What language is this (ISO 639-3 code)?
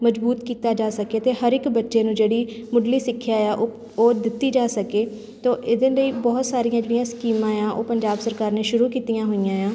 pan